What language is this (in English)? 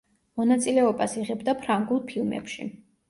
Georgian